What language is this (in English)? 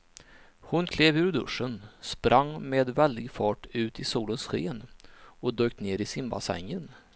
Swedish